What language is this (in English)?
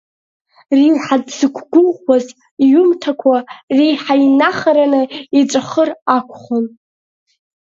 Abkhazian